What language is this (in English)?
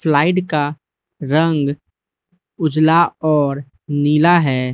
Hindi